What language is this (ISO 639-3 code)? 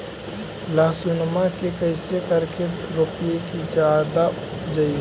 mag